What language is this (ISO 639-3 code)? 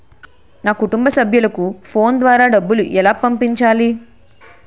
tel